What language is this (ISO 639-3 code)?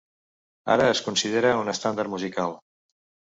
cat